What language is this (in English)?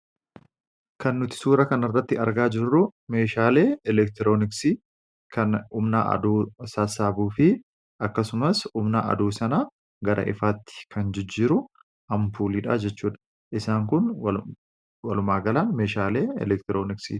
Oromo